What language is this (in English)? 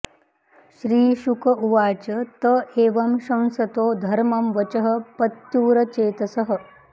Sanskrit